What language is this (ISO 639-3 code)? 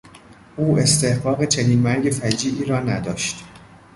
fas